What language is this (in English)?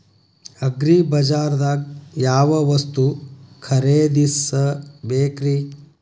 Kannada